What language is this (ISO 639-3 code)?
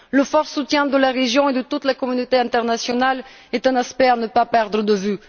fra